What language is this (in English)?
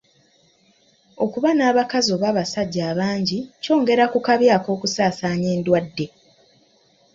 Ganda